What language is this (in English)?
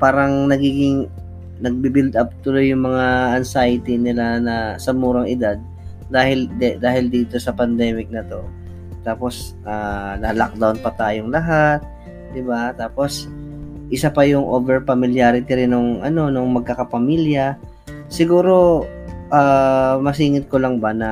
Filipino